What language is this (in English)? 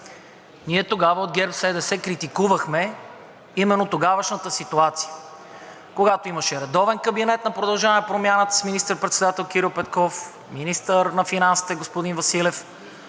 Bulgarian